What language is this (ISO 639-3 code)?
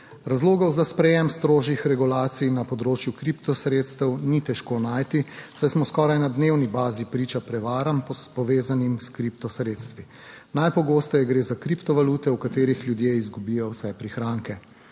slv